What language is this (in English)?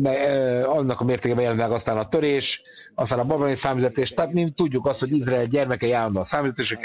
Hungarian